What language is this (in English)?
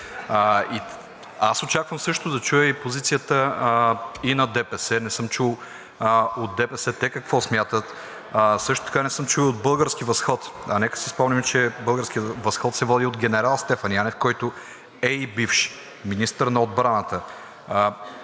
Bulgarian